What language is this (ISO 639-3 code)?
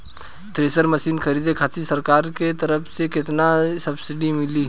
bho